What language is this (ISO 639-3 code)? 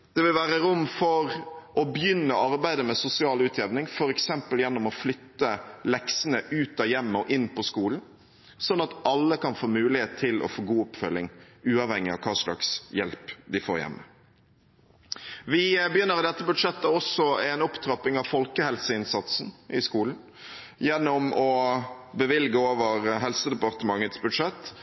nob